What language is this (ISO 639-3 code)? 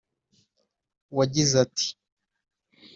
kin